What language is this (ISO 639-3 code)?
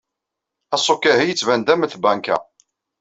kab